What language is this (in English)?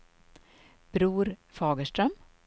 Swedish